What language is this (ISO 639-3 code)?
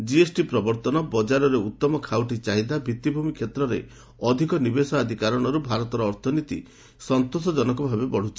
ori